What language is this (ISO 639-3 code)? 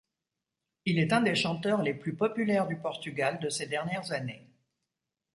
fra